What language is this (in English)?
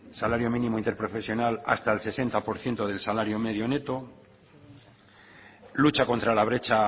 Spanish